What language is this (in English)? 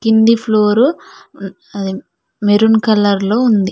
Telugu